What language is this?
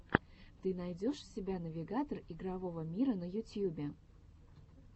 Russian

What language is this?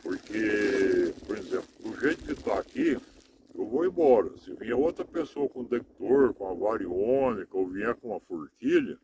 Portuguese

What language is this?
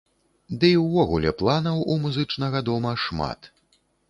Belarusian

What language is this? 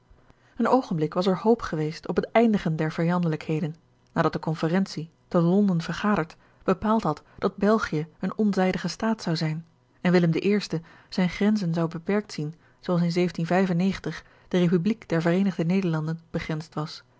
Dutch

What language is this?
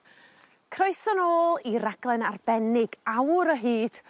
Welsh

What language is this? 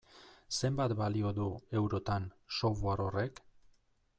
Basque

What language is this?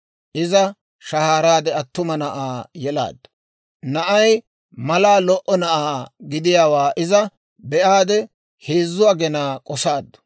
Dawro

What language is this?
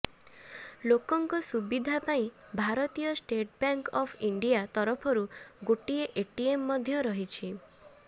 Odia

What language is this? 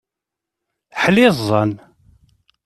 Kabyle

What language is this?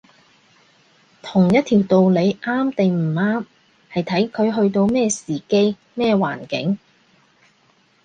Cantonese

